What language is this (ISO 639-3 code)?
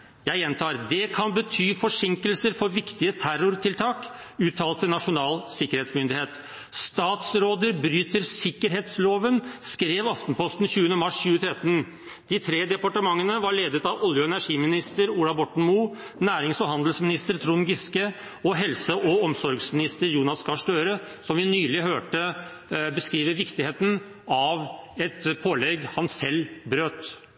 nob